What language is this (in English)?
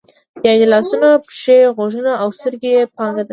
Pashto